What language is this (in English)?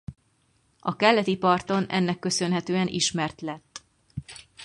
Hungarian